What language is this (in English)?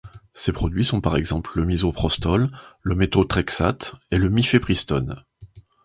French